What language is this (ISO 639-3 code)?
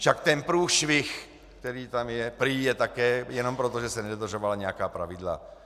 ces